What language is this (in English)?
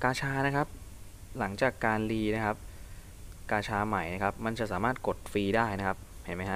Thai